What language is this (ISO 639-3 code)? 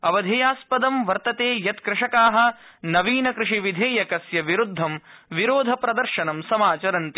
san